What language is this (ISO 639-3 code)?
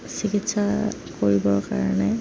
asm